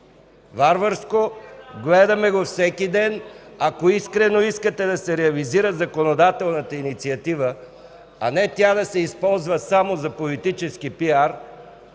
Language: Bulgarian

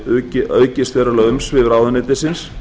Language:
Icelandic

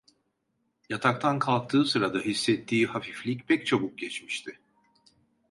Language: Turkish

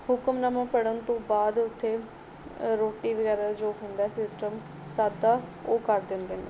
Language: Punjabi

